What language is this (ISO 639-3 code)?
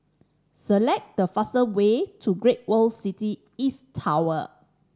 eng